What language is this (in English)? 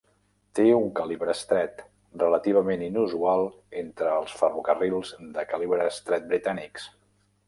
Catalan